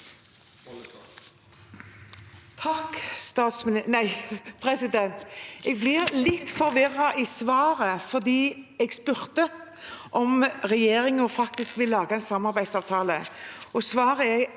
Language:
Norwegian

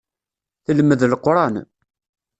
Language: Kabyle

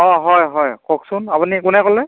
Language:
Assamese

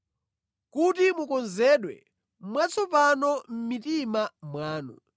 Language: Nyanja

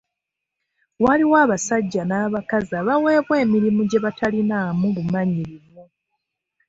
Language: Ganda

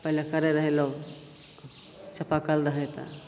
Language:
Maithili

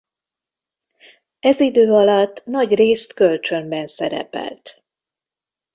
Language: Hungarian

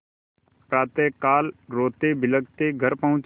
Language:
Hindi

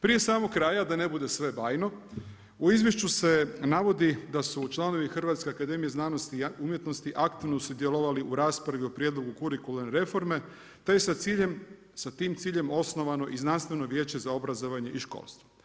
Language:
Croatian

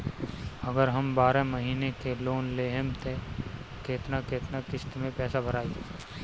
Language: Bhojpuri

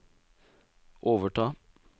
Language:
Norwegian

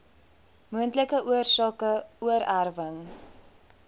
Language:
Afrikaans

